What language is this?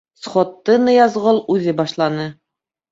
Bashkir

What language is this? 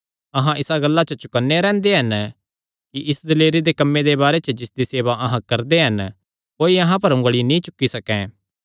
Kangri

